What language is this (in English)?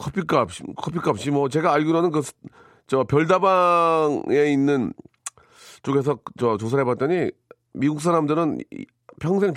Korean